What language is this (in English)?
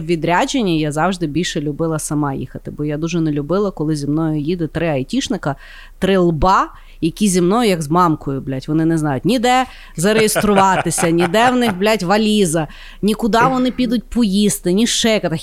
Ukrainian